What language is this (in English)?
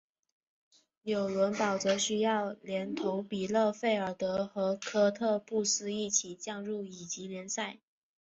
Chinese